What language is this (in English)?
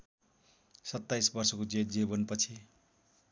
Nepali